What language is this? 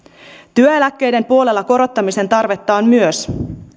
Finnish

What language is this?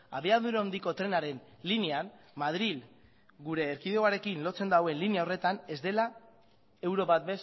Basque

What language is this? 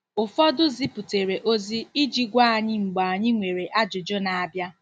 Igbo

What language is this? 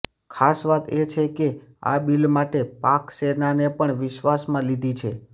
Gujarati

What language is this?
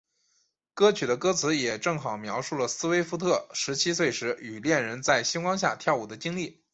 Chinese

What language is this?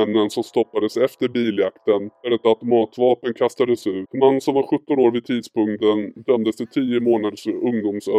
Swedish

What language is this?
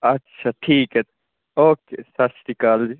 Punjabi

